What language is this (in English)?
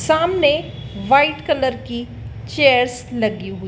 Hindi